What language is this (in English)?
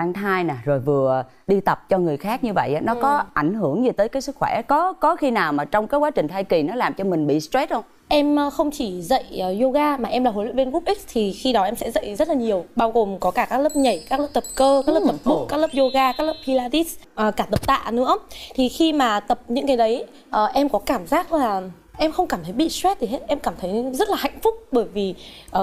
Vietnamese